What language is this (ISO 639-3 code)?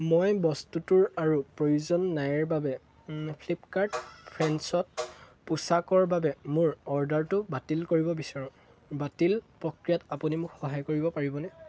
asm